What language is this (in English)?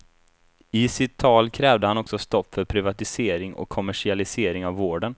Swedish